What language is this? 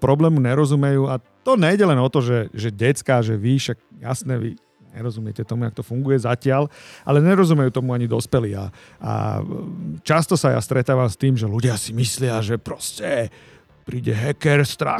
Slovak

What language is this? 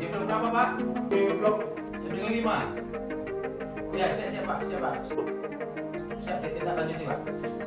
Indonesian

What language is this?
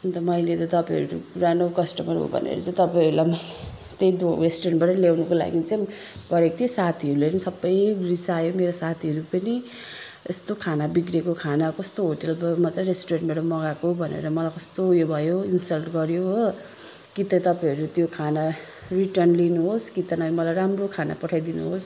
Nepali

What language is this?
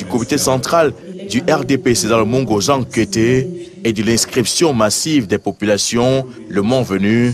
French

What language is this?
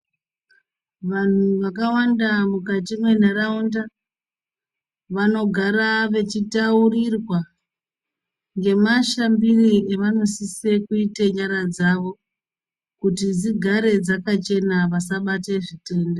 Ndau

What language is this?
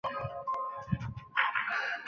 Chinese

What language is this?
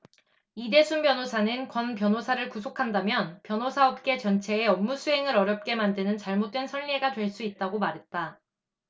Korean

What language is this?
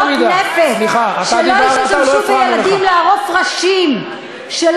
Hebrew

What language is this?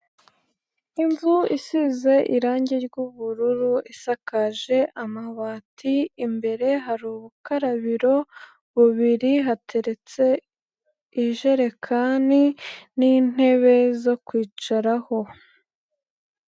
Kinyarwanda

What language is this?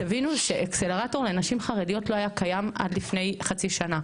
Hebrew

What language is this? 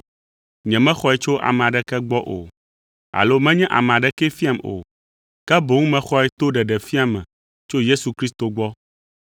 Ewe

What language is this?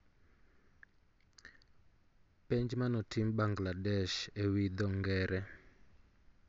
Luo (Kenya and Tanzania)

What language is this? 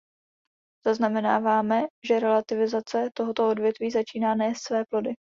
Czech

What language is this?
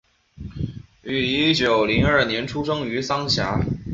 Chinese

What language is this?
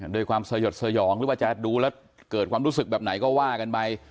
Thai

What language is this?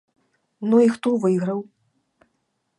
Belarusian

